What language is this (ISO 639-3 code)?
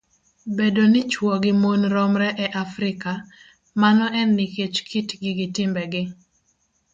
luo